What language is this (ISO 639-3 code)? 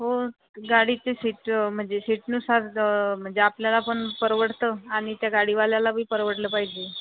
mar